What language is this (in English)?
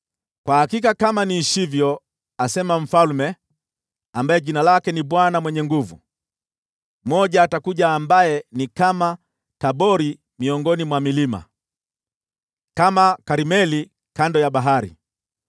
Swahili